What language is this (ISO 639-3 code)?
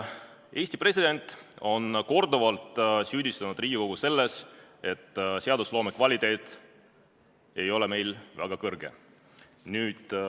est